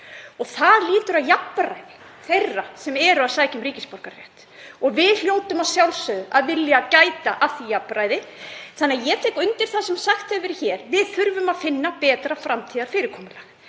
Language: Icelandic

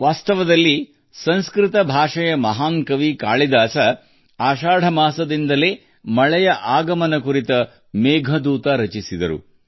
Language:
Kannada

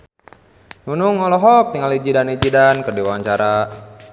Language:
Sundanese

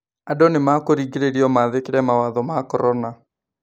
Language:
Kikuyu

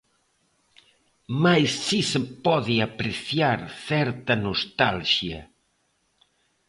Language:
Galician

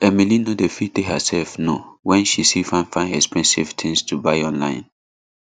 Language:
Nigerian Pidgin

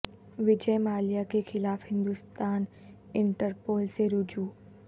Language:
Urdu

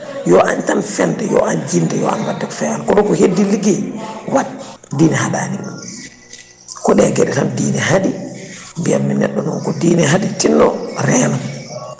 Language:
Fula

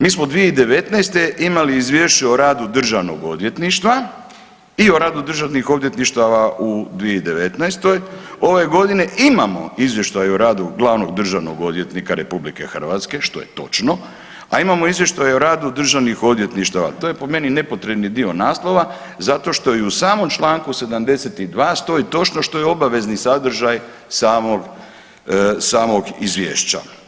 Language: Croatian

